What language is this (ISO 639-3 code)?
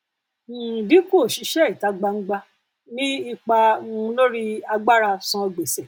yor